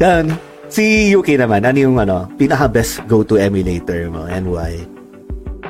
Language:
Filipino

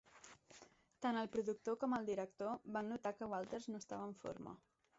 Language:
Catalan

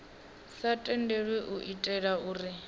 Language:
Venda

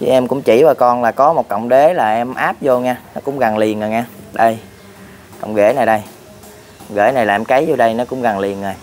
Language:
Vietnamese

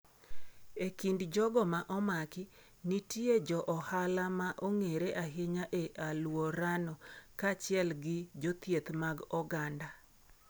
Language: Luo (Kenya and Tanzania)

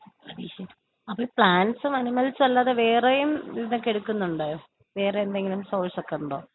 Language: Malayalam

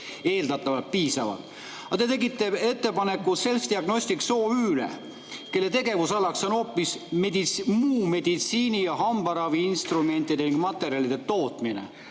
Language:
Estonian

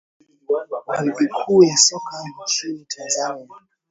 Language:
Swahili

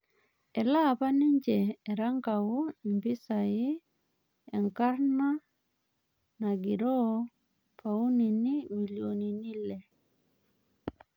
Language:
Masai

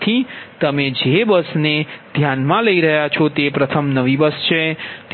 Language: Gujarati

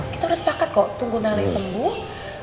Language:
Indonesian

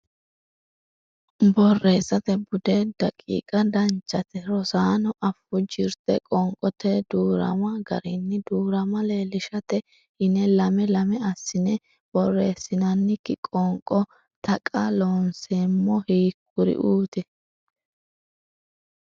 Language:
Sidamo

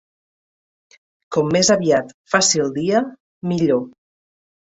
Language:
Catalan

